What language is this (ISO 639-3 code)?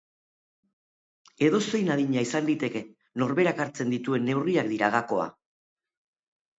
eus